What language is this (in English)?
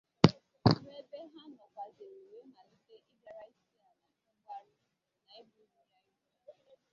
Igbo